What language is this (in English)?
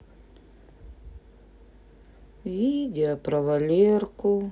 Russian